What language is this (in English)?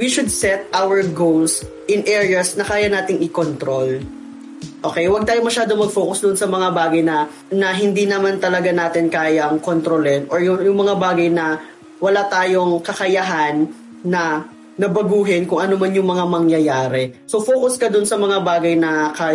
Filipino